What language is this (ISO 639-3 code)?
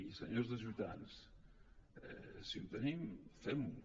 cat